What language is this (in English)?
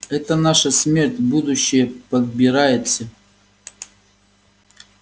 Russian